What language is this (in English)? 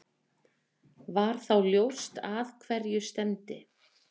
Icelandic